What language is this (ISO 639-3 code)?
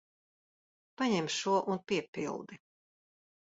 lav